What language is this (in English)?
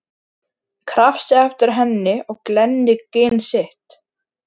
Icelandic